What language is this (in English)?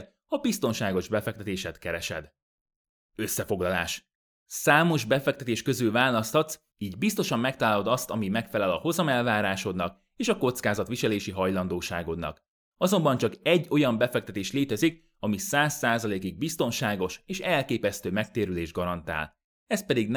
Hungarian